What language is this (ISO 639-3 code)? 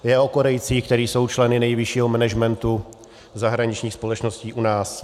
ces